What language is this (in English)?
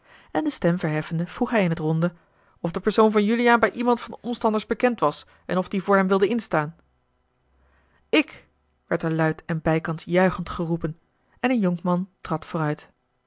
Dutch